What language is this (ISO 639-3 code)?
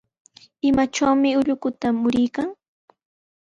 qws